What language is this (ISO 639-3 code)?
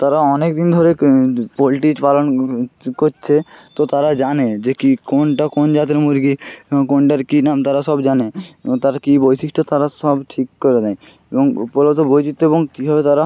ben